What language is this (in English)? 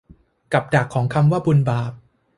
Thai